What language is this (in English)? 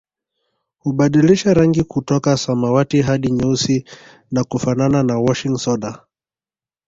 Swahili